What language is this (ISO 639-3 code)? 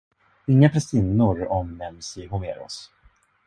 swe